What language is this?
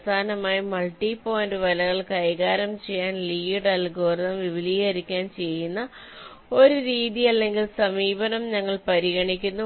Malayalam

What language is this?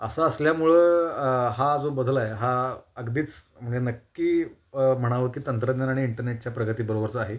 Marathi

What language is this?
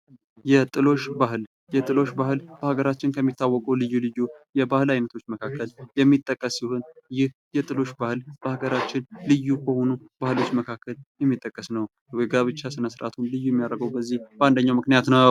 Amharic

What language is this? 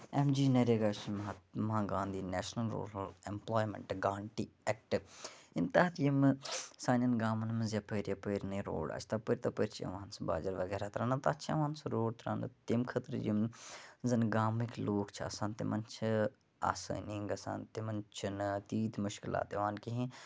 Kashmiri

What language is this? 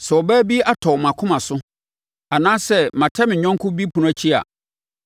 Akan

